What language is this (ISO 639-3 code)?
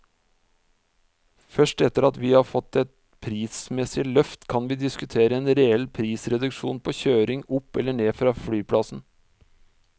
nor